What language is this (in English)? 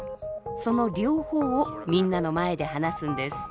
Japanese